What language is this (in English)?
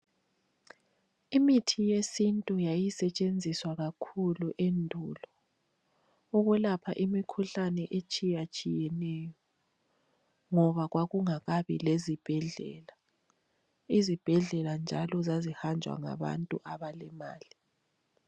North Ndebele